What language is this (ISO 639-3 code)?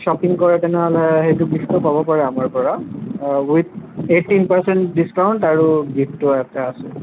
asm